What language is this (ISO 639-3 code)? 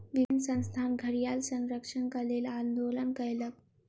mai